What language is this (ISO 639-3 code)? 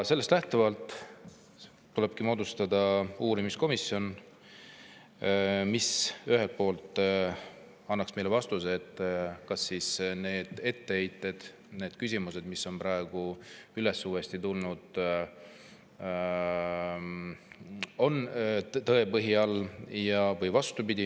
est